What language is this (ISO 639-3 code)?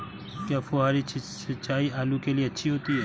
hin